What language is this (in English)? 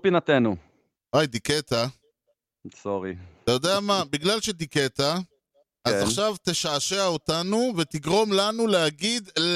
Hebrew